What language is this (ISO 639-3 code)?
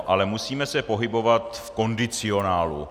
ces